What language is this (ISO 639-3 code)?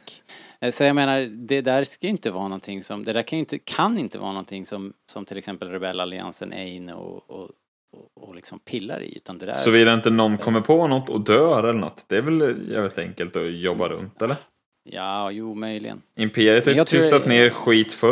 swe